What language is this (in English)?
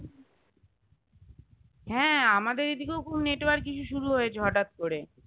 Bangla